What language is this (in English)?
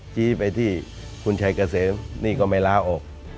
Thai